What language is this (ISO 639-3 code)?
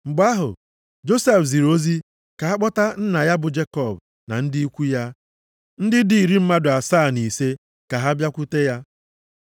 ibo